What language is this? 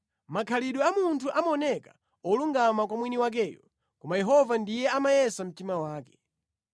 Nyanja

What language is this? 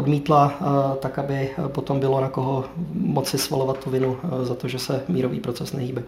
Czech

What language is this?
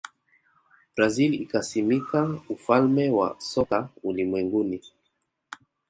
Swahili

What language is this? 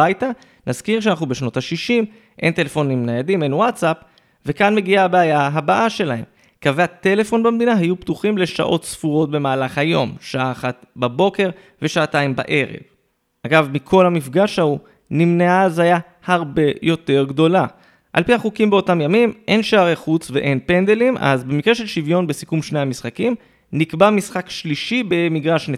Hebrew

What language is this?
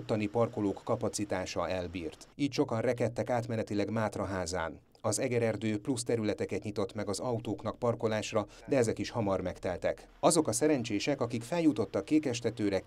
Hungarian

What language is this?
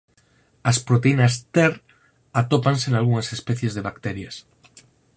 Galician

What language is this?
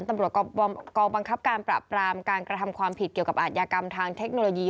Thai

